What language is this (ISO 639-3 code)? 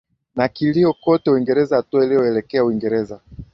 swa